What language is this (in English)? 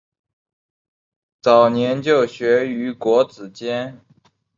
Chinese